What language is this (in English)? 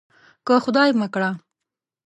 Pashto